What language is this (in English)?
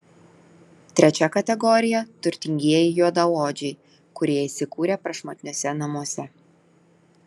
Lithuanian